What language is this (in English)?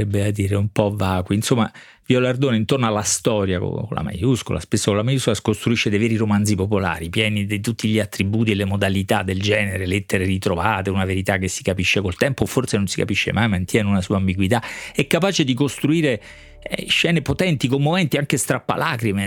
Italian